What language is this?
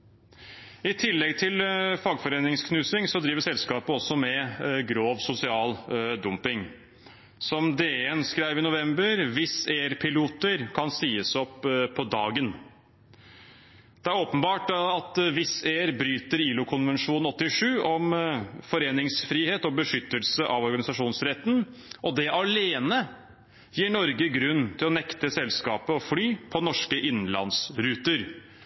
Norwegian Bokmål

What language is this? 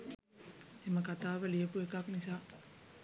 Sinhala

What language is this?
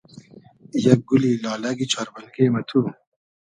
Hazaragi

